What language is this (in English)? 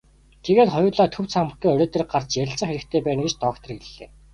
Mongolian